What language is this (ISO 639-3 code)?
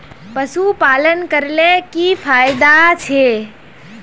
mag